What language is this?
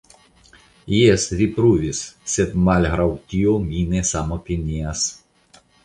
Esperanto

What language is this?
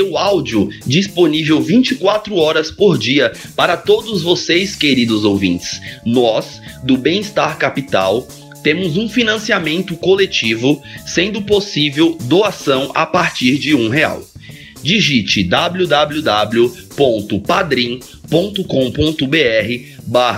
Portuguese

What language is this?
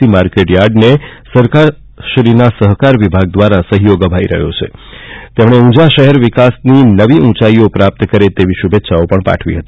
Gujarati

